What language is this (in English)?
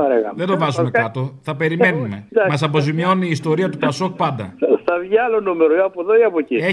Greek